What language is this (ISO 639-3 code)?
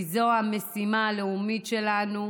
heb